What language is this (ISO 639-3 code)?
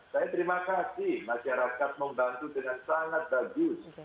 ind